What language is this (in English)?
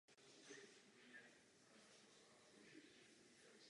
Czech